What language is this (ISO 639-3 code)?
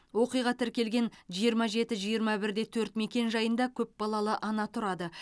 kaz